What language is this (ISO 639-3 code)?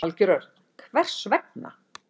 isl